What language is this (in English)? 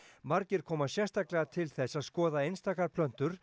Icelandic